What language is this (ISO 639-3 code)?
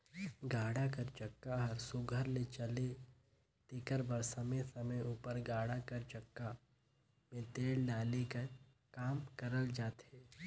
hne